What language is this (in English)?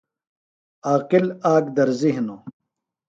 Phalura